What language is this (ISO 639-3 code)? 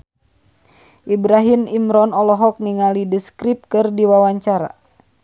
sun